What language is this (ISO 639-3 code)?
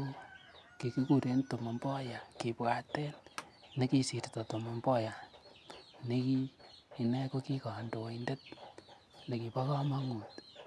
kln